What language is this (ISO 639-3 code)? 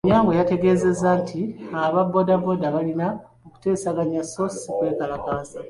lug